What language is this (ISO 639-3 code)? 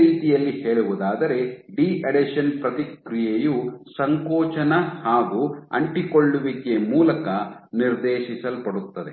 kan